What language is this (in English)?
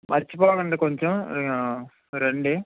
Telugu